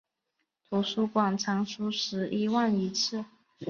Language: Chinese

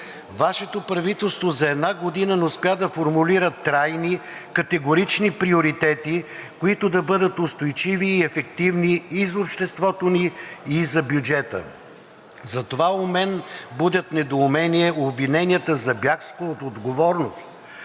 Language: Bulgarian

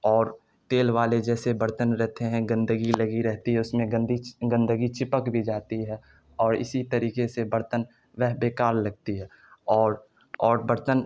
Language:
Urdu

